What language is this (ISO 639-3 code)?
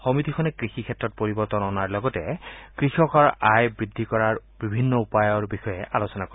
asm